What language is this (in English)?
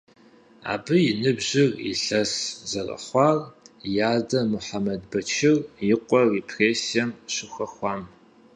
Kabardian